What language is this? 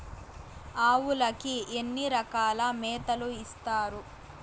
Telugu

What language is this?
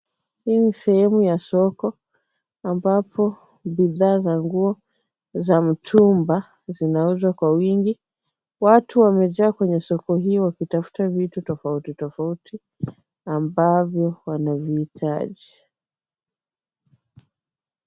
Swahili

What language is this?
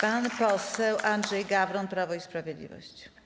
Polish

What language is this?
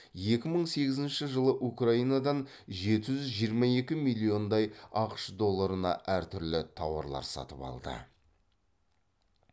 Kazakh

